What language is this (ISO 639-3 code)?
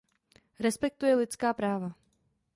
ces